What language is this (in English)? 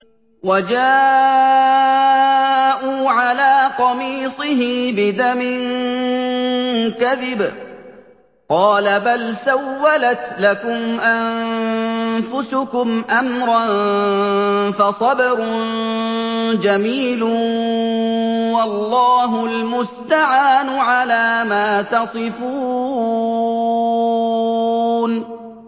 Arabic